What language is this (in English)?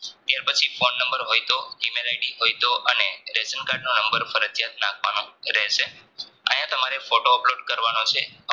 Gujarati